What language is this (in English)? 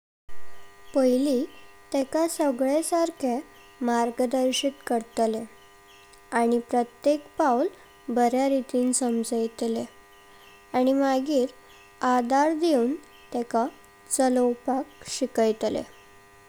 Konkani